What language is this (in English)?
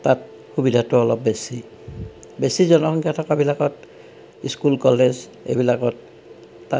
Assamese